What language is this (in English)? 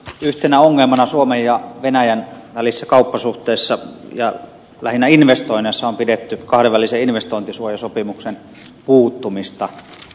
Finnish